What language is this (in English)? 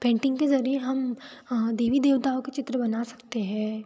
Hindi